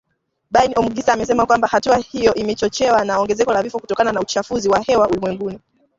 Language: Swahili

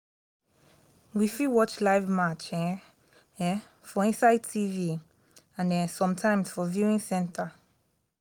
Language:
Nigerian Pidgin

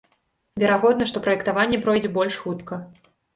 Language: Belarusian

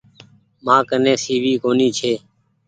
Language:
Goaria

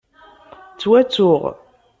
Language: Kabyle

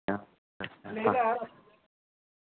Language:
Dogri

